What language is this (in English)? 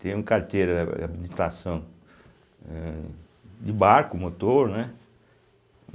Portuguese